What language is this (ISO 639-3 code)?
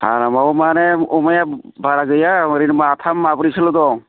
brx